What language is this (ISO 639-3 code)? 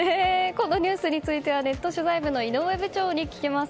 jpn